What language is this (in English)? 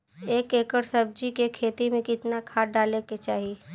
Bhojpuri